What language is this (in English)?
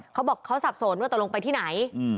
Thai